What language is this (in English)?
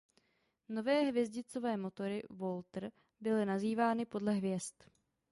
Czech